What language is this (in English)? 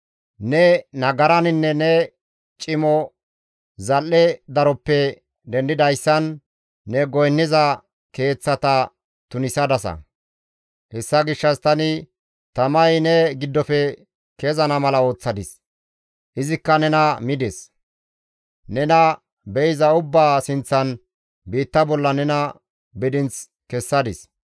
Gamo